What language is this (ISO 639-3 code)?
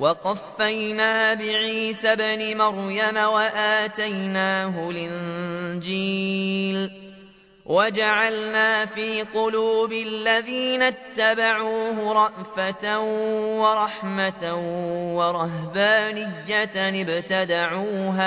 ara